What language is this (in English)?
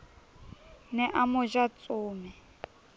Southern Sotho